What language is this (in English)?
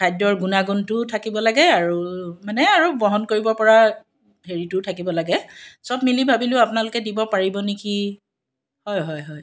Assamese